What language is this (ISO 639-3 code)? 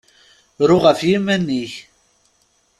kab